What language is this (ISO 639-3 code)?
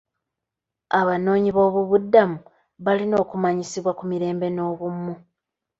lug